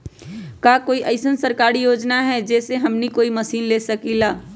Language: Magahi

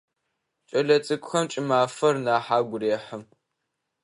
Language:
Adyghe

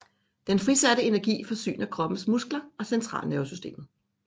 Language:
Danish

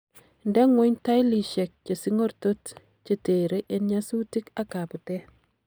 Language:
Kalenjin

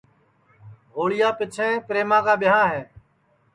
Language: Sansi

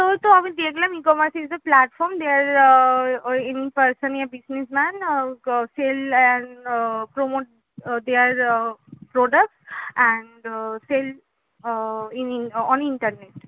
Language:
Bangla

